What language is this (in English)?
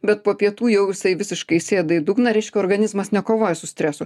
Lithuanian